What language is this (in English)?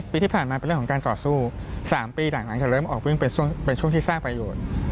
Thai